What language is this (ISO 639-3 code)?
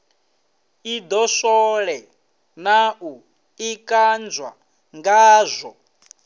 ven